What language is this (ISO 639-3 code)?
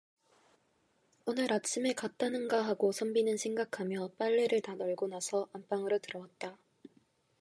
kor